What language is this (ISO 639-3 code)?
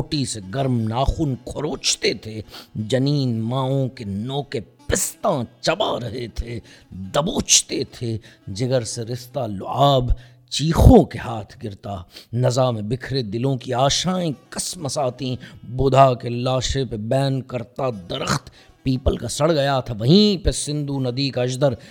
urd